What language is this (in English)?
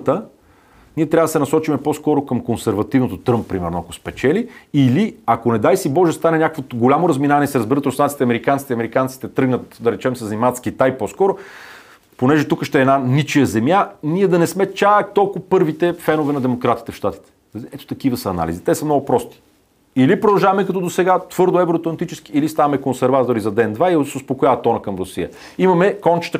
Bulgarian